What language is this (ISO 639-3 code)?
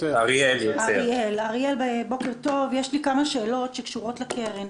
heb